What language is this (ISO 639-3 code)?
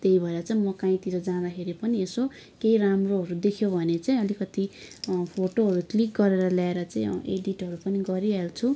nep